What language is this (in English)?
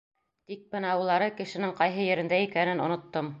Bashkir